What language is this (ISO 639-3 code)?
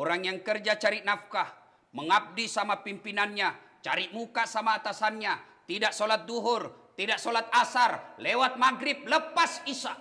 ind